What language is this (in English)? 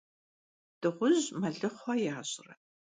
Kabardian